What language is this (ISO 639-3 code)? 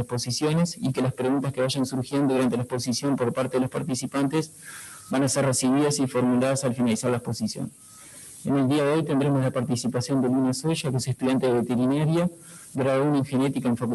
spa